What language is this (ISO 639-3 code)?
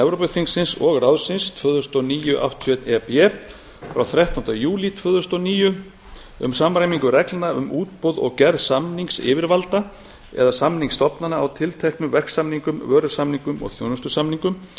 isl